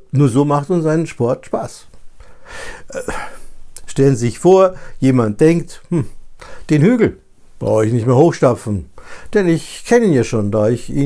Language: German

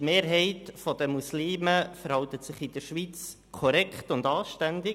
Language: Swiss German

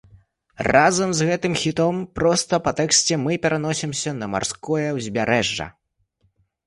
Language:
Belarusian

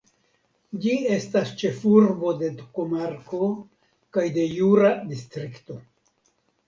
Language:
Esperanto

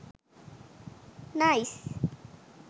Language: Sinhala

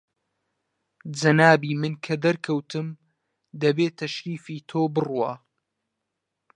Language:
Central Kurdish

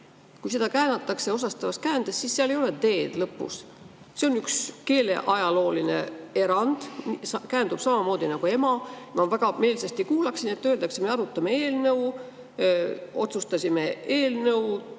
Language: Estonian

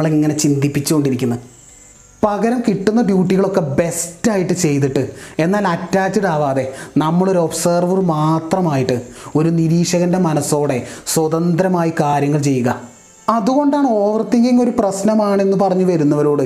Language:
Malayalam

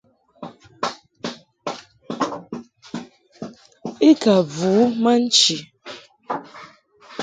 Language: Mungaka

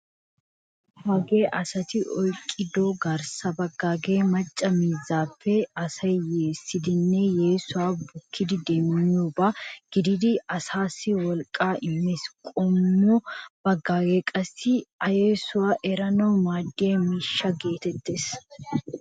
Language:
Wolaytta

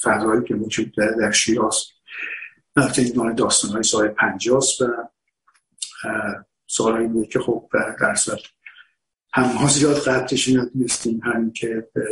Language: Persian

